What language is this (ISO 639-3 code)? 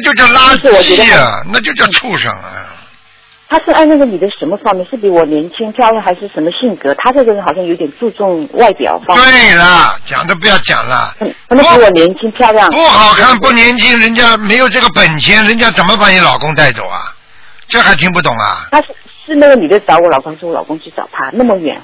zho